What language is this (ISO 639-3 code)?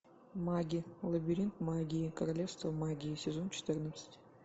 rus